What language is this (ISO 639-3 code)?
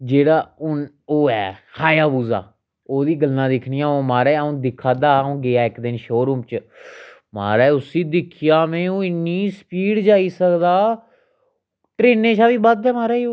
doi